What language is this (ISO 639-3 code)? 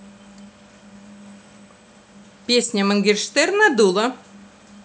rus